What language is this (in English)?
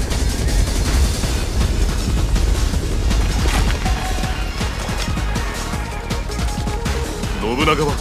Japanese